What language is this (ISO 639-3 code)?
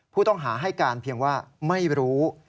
tha